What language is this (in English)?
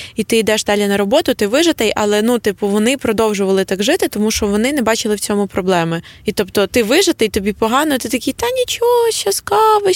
Ukrainian